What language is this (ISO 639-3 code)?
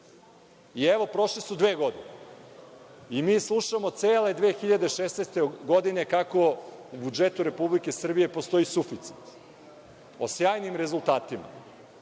srp